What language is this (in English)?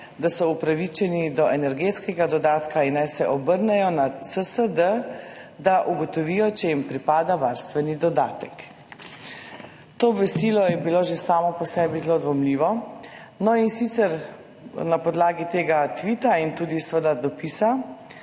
Slovenian